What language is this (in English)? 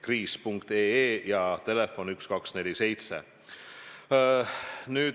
Estonian